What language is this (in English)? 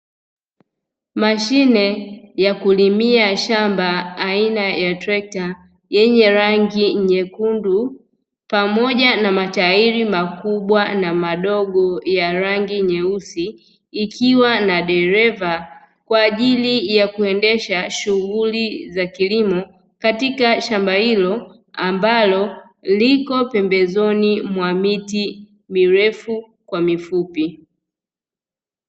Swahili